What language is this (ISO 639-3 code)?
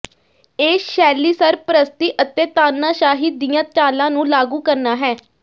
pan